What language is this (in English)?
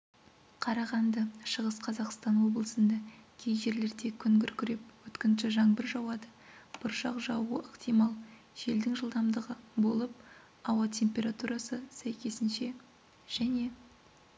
Kazakh